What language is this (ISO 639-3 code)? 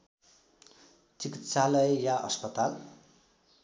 nep